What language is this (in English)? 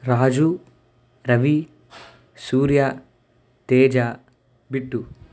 Telugu